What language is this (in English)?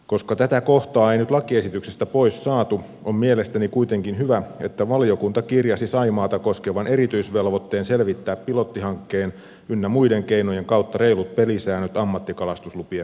Finnish